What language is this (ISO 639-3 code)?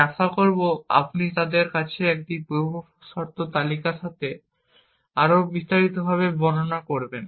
ben